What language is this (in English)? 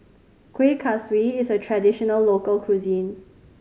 English